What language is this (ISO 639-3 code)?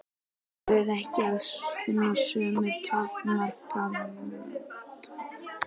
isl